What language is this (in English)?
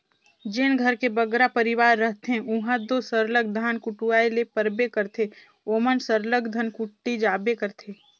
Chhattisgarhi